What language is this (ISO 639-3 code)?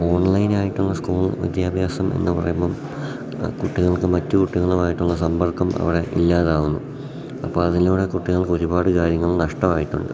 mal